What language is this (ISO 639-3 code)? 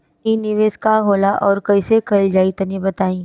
bho